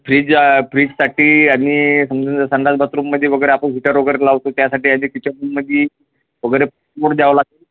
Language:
Marathi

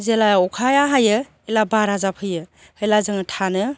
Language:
Bodo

